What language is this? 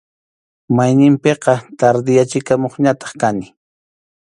Arequipa-La Unión Quechua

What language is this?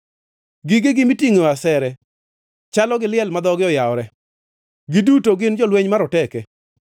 Luo (Kenya and Tanzania)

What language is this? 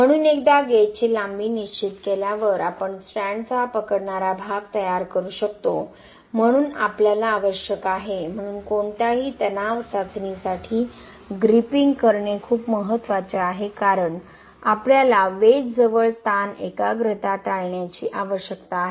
Marathi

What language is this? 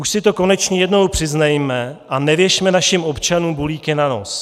Czech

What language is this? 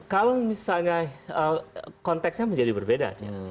Indonesian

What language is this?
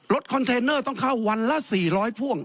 Thai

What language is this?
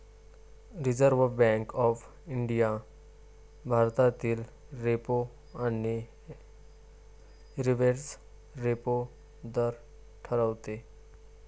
Marathi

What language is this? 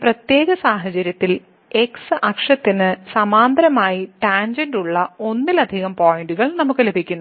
Malayalam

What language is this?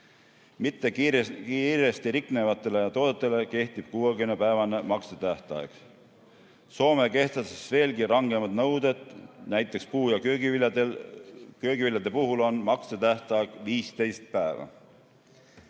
Estonian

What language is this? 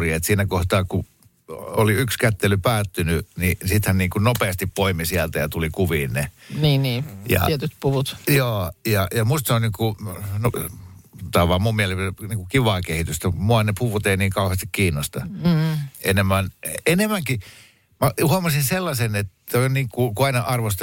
Finnish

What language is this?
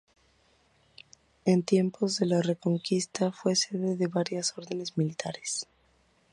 Spanish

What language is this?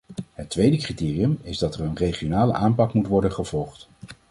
Dutch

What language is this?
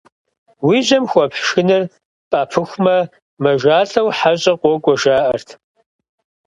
Kabardian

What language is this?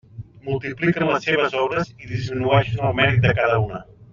Catalan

